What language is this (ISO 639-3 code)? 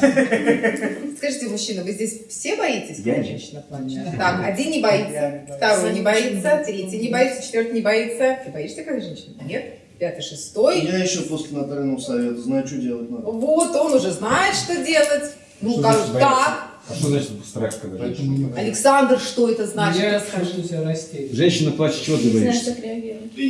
rus